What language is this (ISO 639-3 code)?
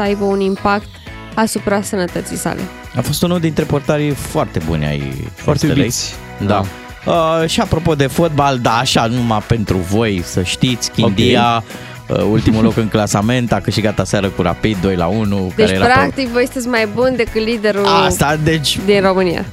ron